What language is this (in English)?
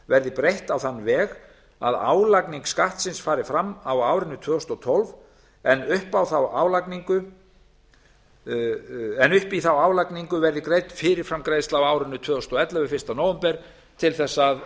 Icelandic